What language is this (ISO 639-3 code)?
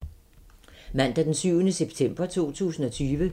dan